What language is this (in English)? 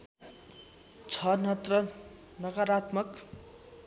Nepali